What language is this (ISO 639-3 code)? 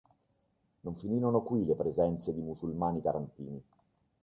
ita